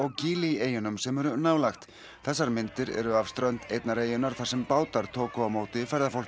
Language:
Icelandic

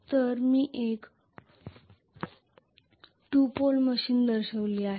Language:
Marathi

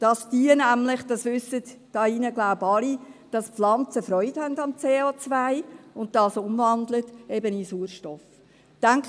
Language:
Swiss German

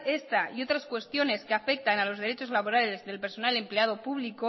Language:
Spanish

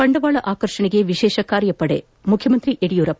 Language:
Kannada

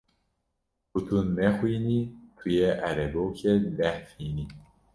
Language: Kurdish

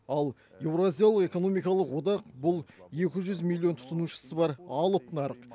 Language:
Kazakh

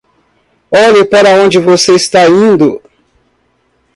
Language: Portuguese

